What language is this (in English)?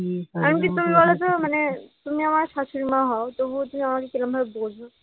Bangla